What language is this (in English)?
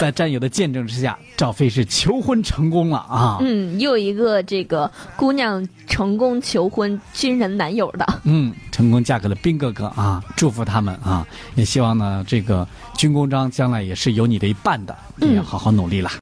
Chinese